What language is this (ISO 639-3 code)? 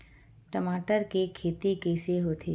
hne